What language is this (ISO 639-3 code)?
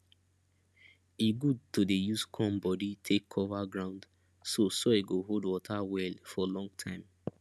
pcm